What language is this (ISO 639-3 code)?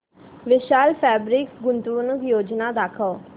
mar